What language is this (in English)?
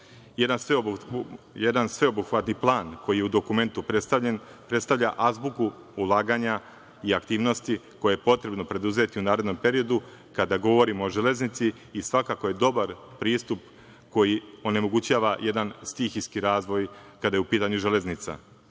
Serbian